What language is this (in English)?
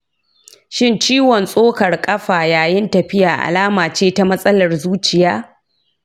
Hausa